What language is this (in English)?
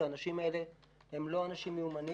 Hebrew